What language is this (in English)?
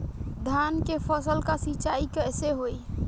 Bhojpuri